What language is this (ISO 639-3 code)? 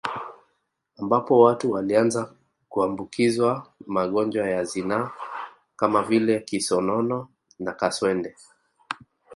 swa